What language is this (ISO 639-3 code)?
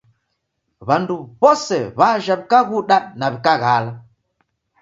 dav